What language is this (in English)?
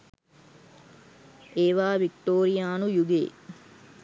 Sinhala